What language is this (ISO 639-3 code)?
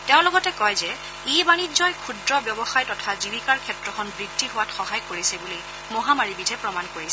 asm